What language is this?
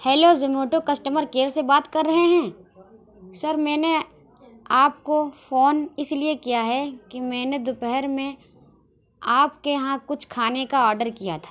Urdu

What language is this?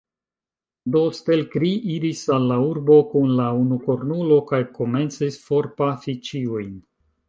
Esperanto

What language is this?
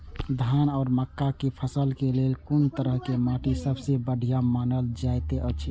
Maithili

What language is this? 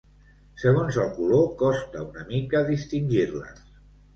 Catalan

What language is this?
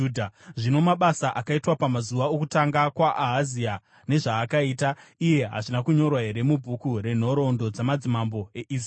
Shona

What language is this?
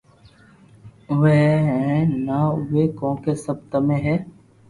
Loarki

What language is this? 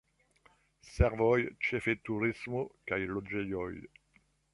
Esperanto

